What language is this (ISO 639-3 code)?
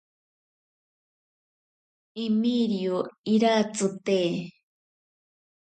prq